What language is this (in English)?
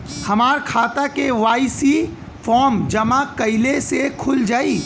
Bhojpuri